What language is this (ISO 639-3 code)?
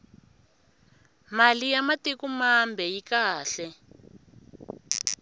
tso